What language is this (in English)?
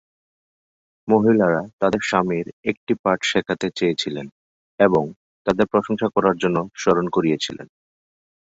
Bangla